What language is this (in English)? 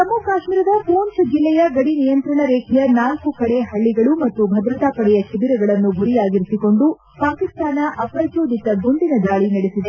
Kannada